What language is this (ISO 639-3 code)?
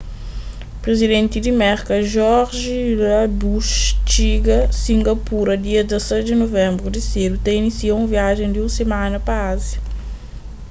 kea